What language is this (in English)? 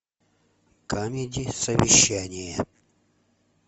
Russian